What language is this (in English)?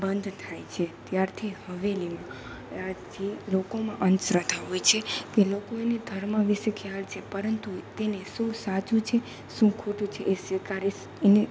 Gujarati